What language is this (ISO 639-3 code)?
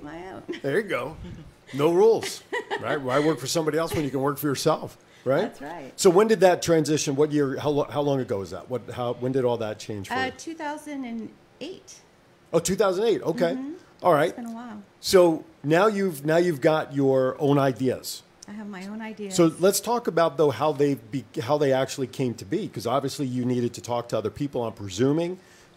eng